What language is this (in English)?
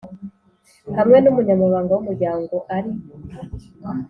Kinyarwanda